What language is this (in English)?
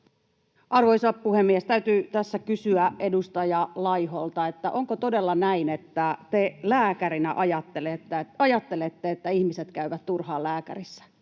Finnish